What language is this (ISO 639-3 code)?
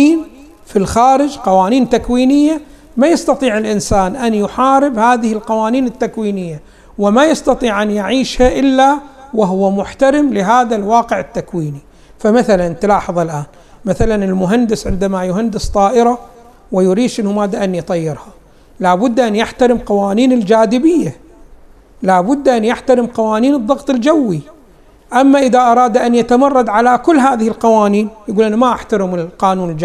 ara